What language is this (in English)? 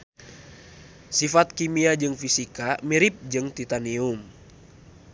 Sundanese